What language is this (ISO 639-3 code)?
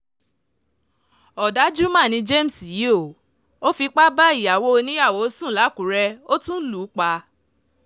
yor